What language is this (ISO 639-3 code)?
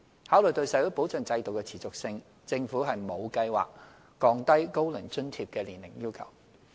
yue